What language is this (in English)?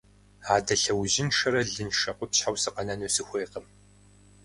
Kabardian